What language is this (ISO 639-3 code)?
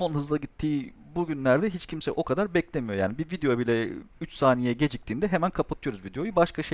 tur